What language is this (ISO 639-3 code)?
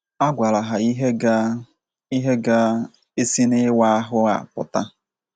ibo